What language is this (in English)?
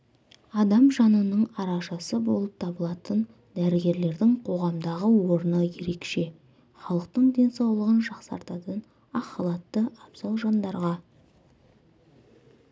Kazakh